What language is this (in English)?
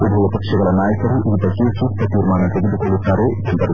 Kannada